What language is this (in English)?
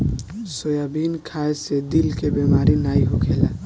Bhojpuri